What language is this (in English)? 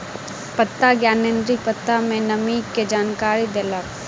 Maithili